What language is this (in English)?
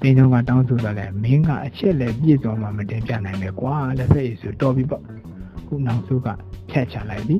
Thai